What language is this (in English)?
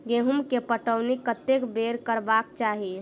Maithili